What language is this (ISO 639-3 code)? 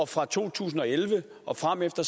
dan